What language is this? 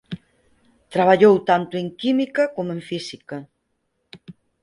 Galician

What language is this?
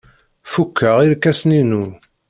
Kabyle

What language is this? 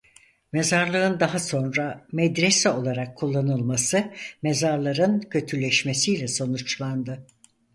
Turkish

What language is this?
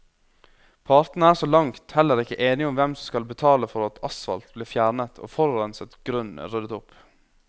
Norwegian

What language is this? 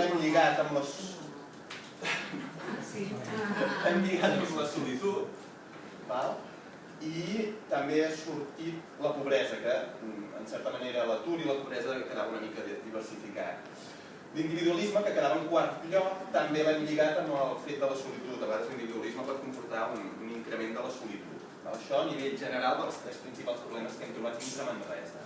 Italian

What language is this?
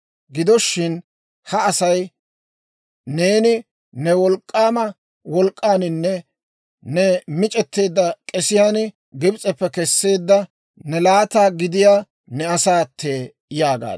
Dawro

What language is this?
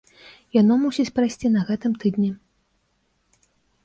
Belarusian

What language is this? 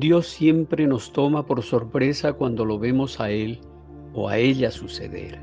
Spanish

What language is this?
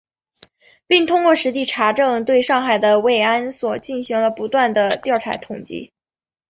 Chinese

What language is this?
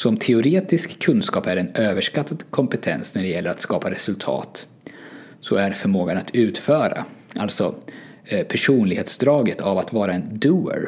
Swedish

